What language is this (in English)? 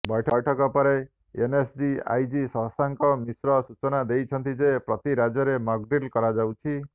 Odia